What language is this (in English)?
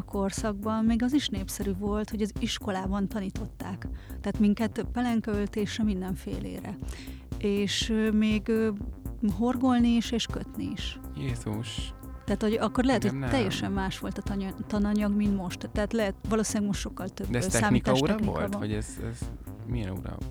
Hungarian